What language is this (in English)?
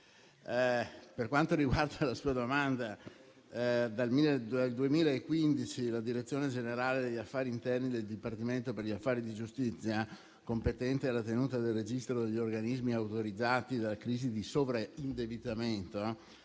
Italian